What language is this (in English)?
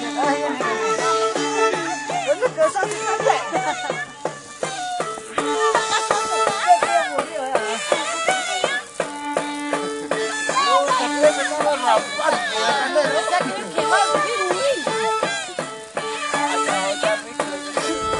Korean